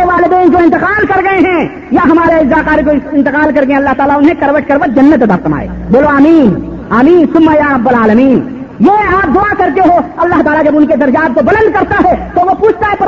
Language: Urdu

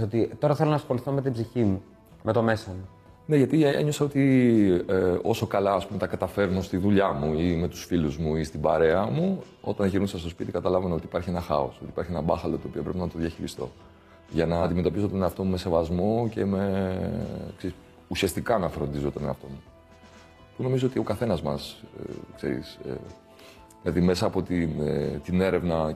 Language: Greek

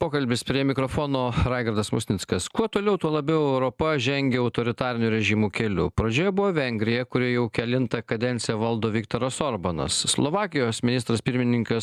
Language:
Lithuanian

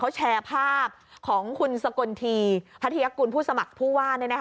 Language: Thai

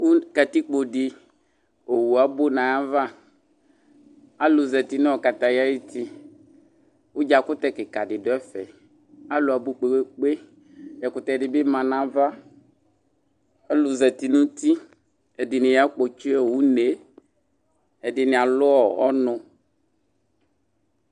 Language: Ikposo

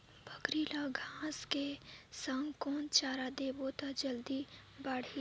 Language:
Chhattisgarhi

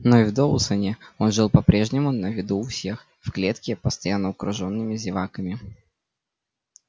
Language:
Russian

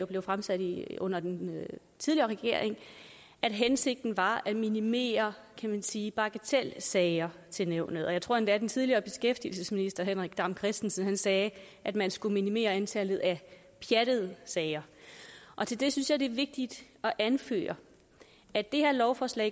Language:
Danish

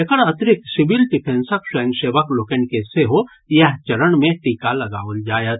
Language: Maithili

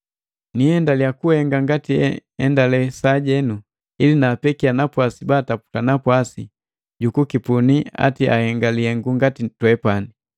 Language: Matengo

